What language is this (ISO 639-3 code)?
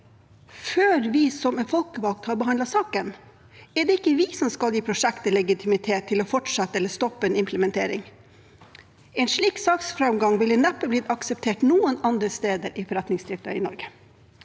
nor